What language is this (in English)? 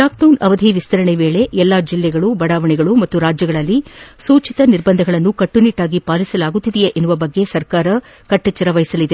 Kannada